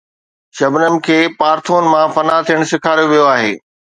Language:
Sindhi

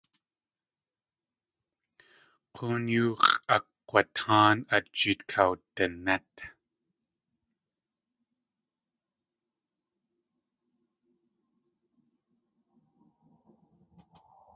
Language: Tlingit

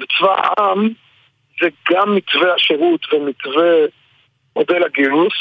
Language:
Hebrew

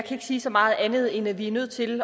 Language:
Danish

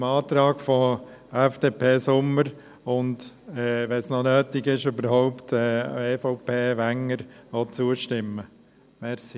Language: Swiss German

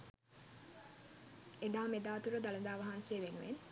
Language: Sinhala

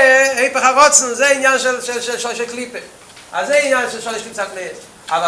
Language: Hebrew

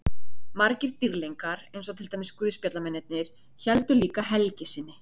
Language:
Icelandic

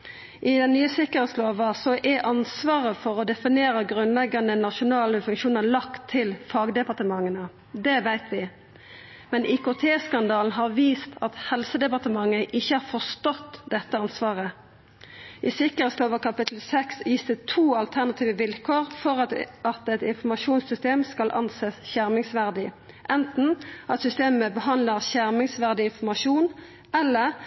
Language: Norwegian Nynorsk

